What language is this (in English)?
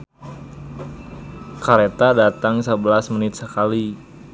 Sundanese